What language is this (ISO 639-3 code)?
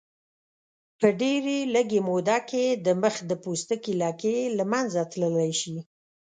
pus